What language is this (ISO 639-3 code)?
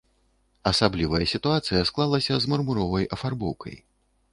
bel